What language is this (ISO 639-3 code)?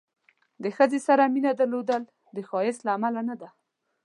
pus